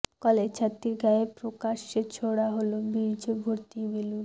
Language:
Bangla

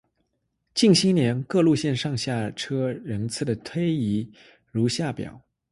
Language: Chinese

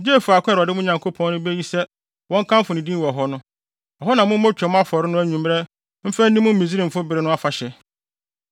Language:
Akan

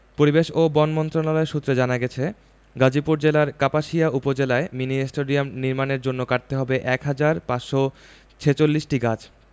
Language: Bangla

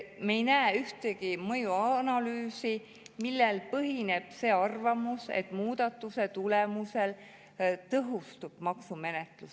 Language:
Estonian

